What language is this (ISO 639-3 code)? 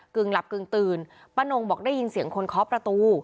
tha